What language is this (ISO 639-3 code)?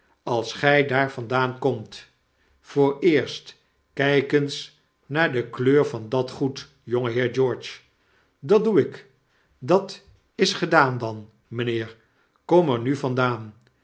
nld